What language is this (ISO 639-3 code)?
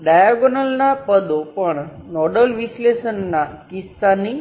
guj